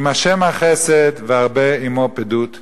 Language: Hebrew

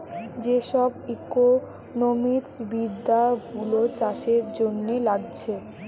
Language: Bangla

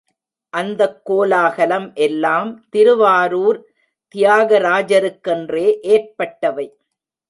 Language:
Tamil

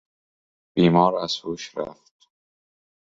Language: Persian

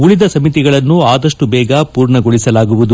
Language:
Kannada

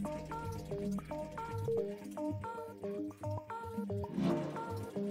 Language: Indonesian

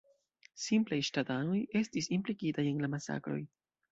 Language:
Esperanto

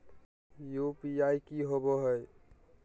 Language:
Magahi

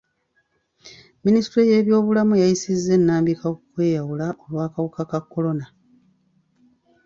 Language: Ganda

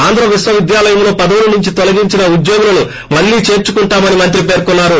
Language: Telugu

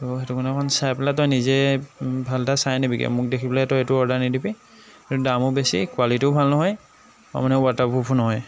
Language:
Assamese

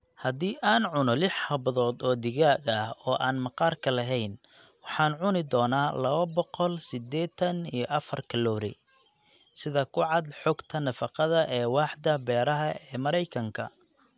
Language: Somali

